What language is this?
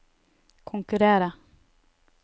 Norwegian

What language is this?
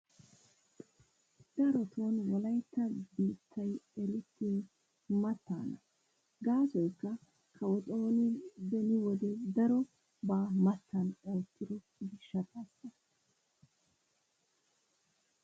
Wolaytta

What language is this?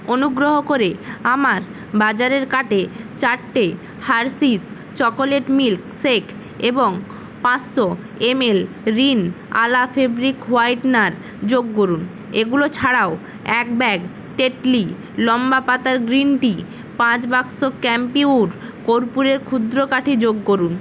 Bangla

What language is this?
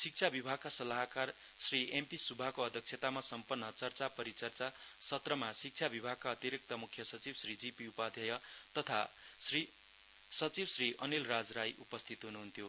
Nepali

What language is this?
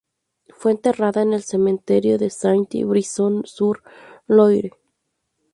Spanish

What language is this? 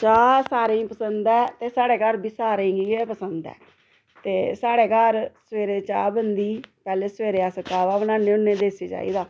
Dogri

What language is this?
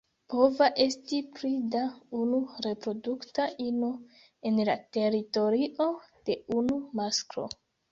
Esperanto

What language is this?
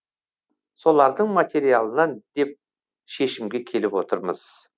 Kazakh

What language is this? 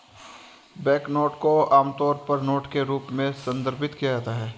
Hindi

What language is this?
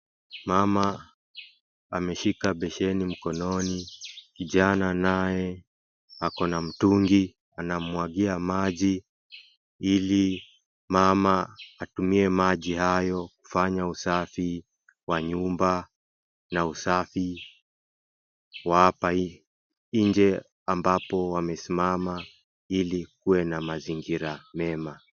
Swahili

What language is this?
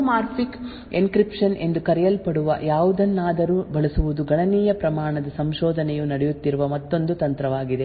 Kannada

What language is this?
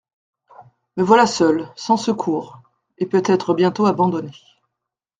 French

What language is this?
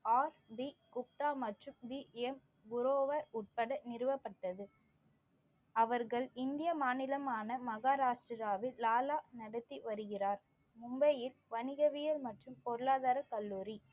Tamil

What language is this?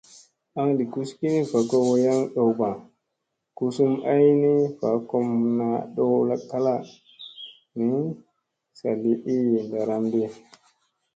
Musey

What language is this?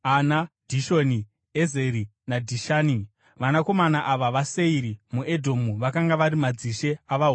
Shona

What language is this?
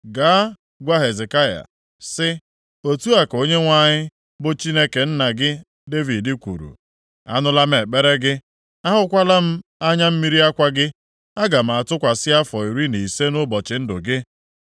Igbo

